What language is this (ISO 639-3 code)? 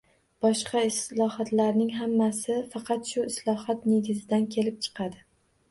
uzb